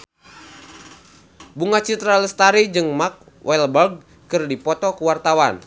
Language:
Sundanese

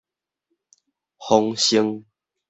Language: Min Nan Chinese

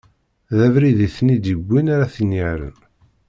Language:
Kabyle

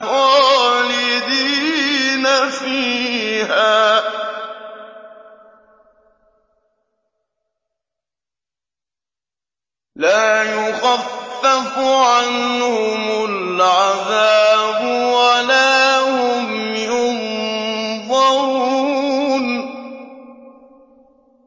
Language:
Arabic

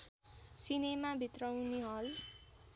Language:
Nepali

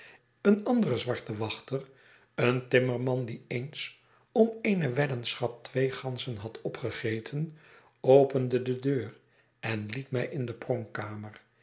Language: Dutch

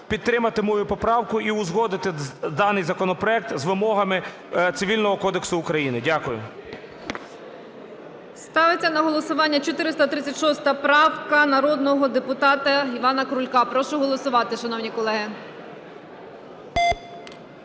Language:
Ukrainian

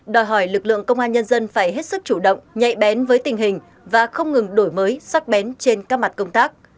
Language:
Vietnamese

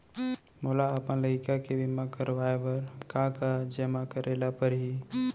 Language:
Chhattisgarhi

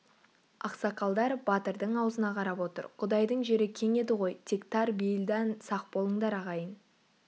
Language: Kazakh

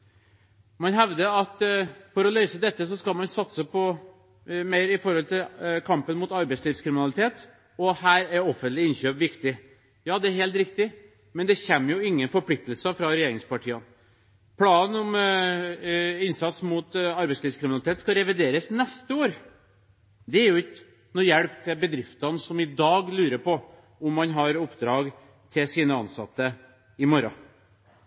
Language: Norwegian Bokmål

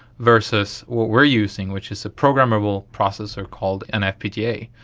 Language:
English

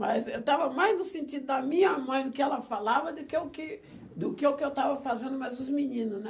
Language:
Portuguese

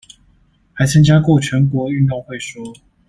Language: Chinese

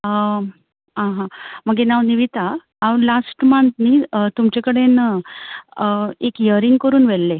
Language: Konkani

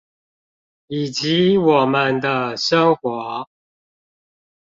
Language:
Chinese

